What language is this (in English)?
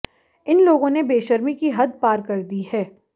Hindi